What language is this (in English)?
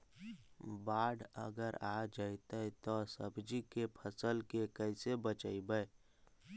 Magahi